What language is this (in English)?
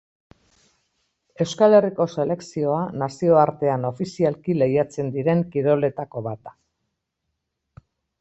Basque